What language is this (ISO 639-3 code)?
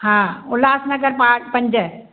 snd